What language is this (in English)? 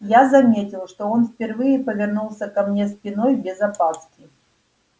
Russian